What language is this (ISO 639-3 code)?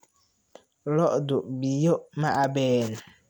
som